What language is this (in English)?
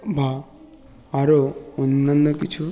Bangla